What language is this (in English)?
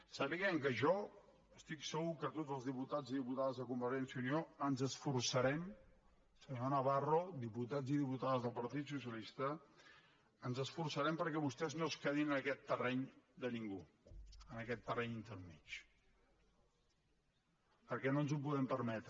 Catalan